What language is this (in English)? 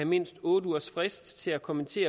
Danish